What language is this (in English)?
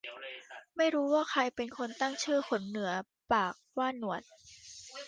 Thai